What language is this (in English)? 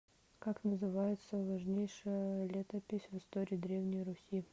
Russian